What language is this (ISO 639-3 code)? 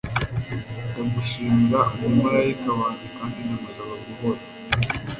kin